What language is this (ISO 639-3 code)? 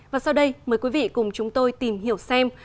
vie